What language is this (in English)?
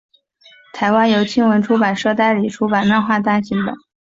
Chinese